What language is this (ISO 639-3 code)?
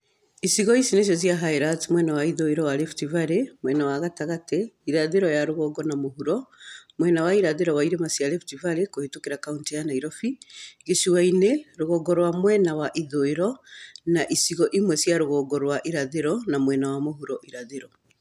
kik